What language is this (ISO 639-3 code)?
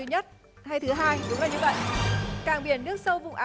vie